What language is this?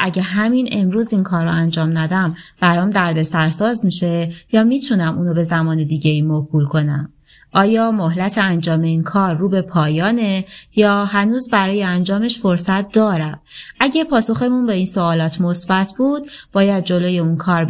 Persian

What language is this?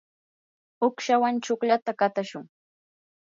Yanahuanca Pasco Quechua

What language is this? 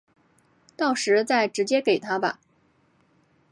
Chinese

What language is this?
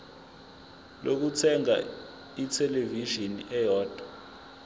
Zulu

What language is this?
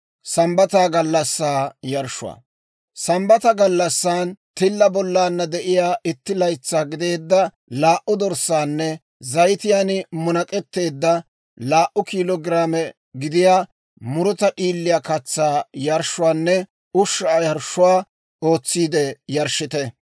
Dawro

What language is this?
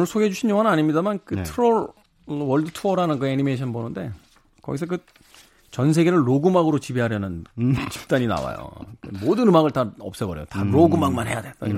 Korean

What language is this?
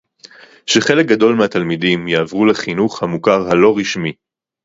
Hebrew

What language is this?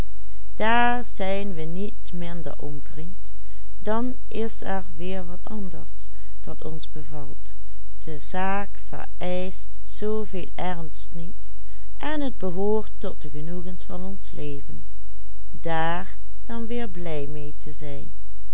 Dutch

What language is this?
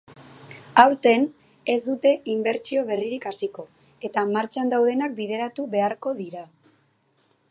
Basque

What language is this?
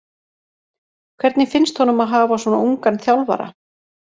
Icelandic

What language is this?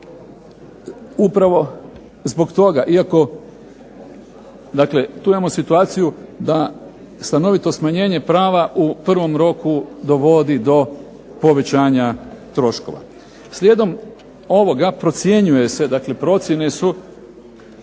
Croatian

